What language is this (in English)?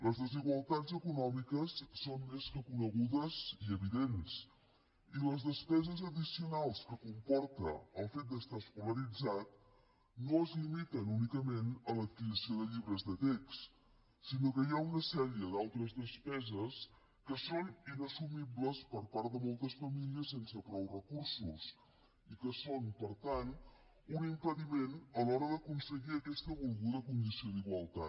Catalan